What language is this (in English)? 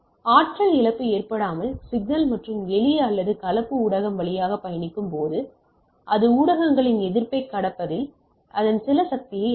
Tamil